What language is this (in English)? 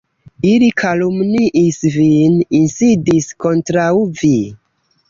Esperanto